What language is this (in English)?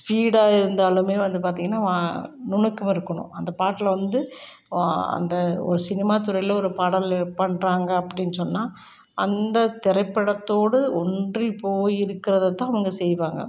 Tamil